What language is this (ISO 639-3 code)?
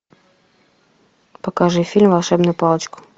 rus